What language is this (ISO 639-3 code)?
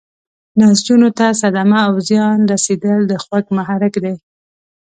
pus